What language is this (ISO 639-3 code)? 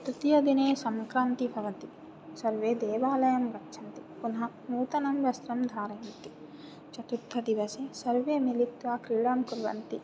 san